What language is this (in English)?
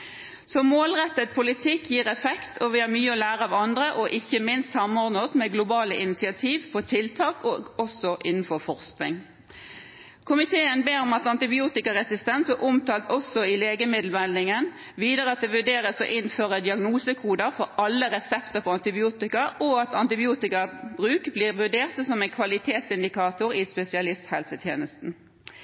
Norwegian Bokmål